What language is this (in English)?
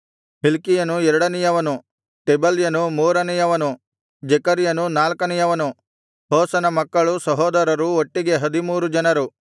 Kannada